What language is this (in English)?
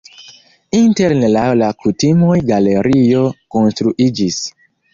Esperanto